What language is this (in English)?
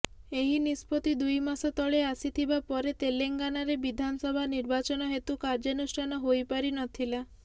Odia